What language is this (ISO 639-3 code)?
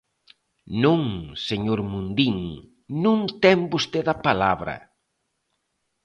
glg